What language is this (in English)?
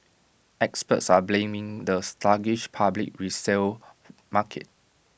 English